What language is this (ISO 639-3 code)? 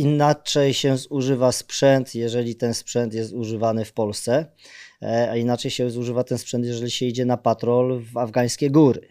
pol